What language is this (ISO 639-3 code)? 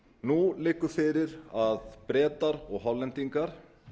isl